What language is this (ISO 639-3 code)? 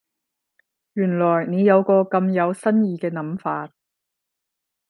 yue